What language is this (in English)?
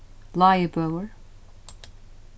Faroese